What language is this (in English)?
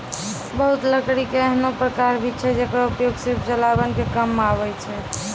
Maithili